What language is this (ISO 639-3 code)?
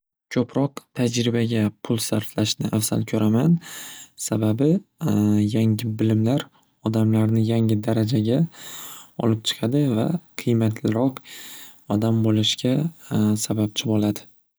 uzb